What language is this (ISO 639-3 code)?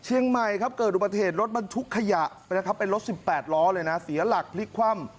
tha